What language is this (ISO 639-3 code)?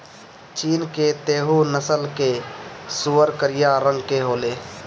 bho